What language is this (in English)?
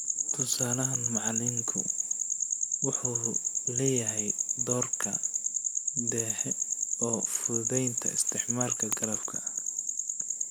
Somali